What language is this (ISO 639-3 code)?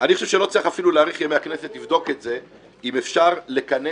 heb